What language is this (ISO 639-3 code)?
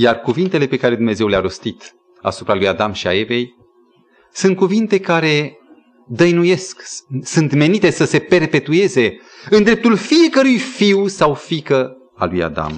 ron